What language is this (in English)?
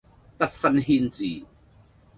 Cantonese